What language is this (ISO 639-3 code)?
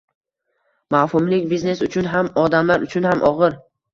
uzb